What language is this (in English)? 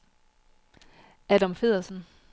Danish